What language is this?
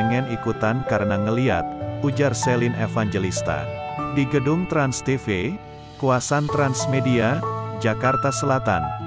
Indonesian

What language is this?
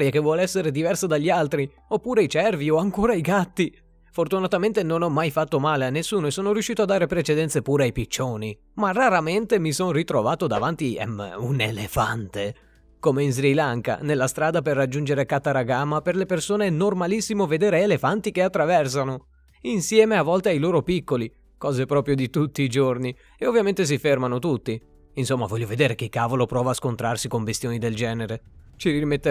Italian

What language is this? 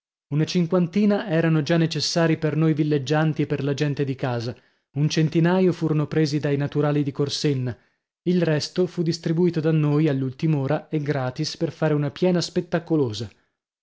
Italian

